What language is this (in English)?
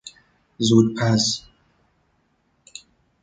Persian